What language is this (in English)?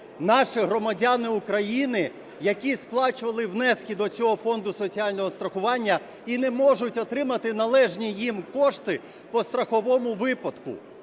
Ukrainian